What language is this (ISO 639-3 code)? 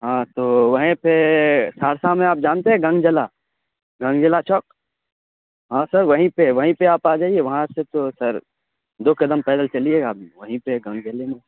urd